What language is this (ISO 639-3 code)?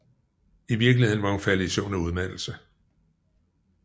dan